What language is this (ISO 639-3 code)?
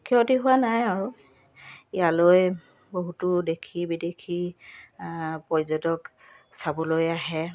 asm